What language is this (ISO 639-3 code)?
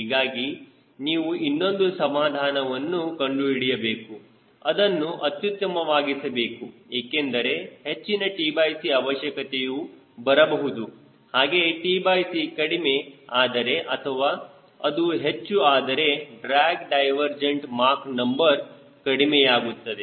kan